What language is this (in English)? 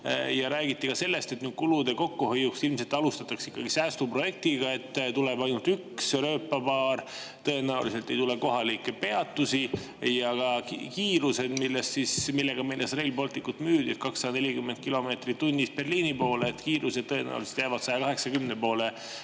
Estonian